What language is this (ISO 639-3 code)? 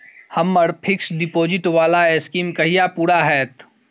mai